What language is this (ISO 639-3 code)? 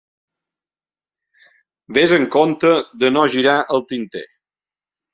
cat